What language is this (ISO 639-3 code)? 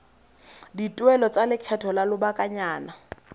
tsn